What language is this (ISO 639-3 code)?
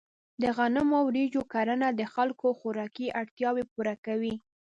pus